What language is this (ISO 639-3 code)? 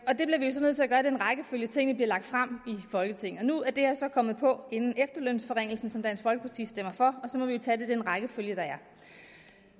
dan